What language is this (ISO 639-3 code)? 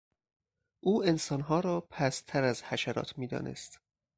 fas